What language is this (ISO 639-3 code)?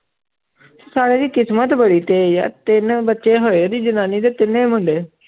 pan